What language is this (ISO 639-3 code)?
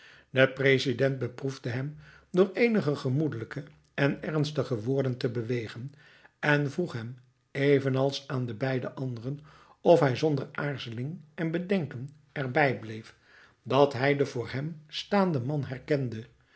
nld